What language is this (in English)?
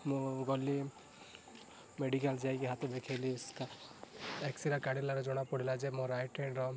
Odia